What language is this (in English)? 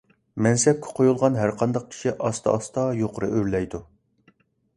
Uyghur